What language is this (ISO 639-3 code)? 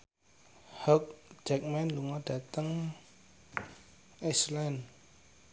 jav